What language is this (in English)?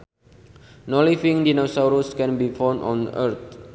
Sundanese